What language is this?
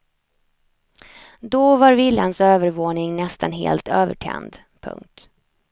Swedish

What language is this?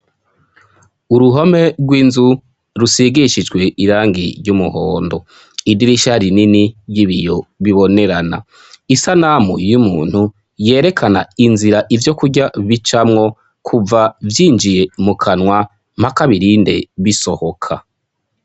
Rundi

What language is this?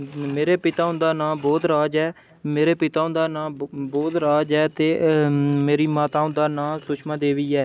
Dogri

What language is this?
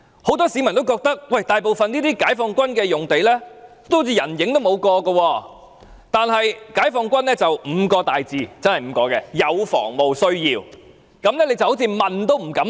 Cantonese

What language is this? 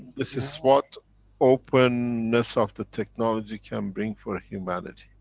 English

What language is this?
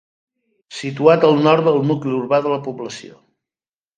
Catalan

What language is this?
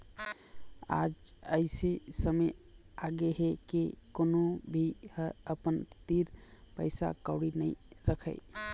Chhattisgarhi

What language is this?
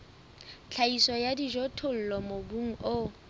Southern Sotho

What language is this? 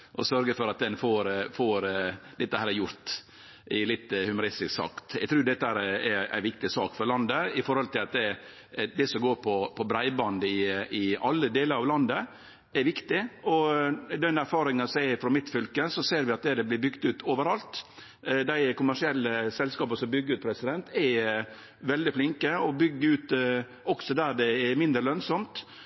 Norwegian Nynorsk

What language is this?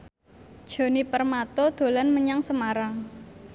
Javanese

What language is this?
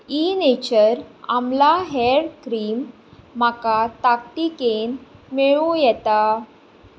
Konkani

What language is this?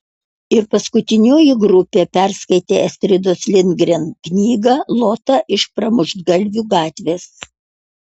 Lithuanian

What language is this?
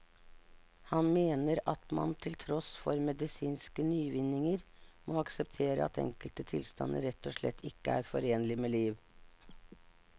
Norwegian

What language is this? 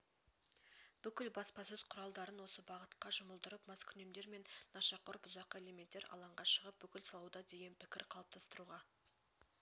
Kazakh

